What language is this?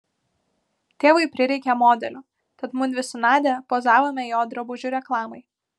Lithuanian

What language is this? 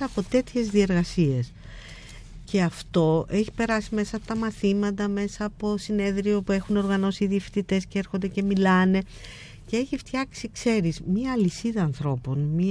Greek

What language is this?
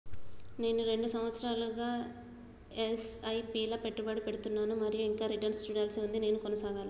Telugu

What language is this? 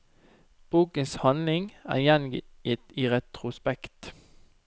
Norwegian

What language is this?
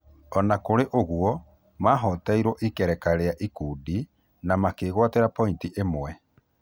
Kikuyu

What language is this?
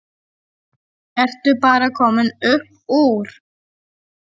Icelandic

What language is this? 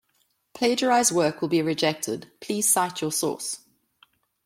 English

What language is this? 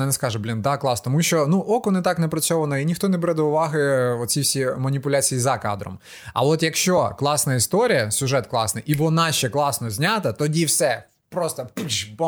Ukrainian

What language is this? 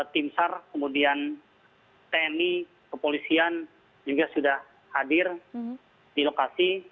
Indonesian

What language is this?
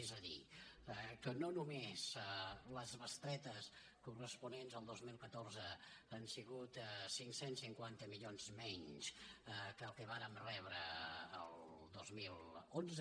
Catalan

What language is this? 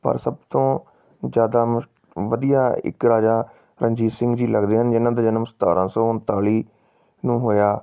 Punjabi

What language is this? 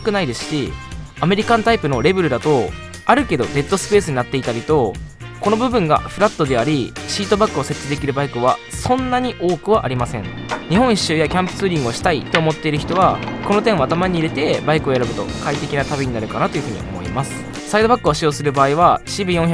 Japanese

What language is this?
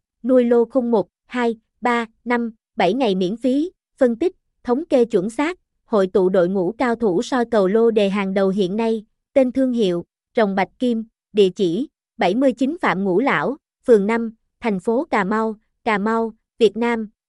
Vietnamese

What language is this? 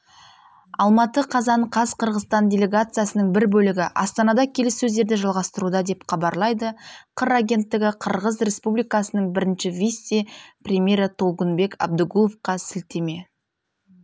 Kazakh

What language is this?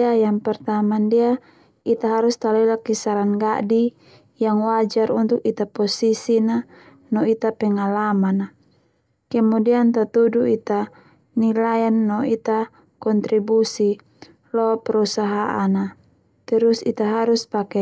Termanu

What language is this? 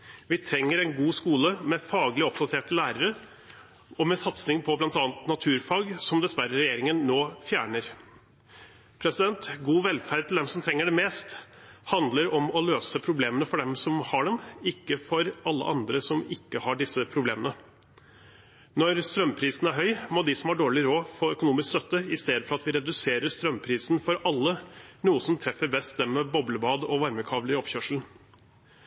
Norwegian Bokmål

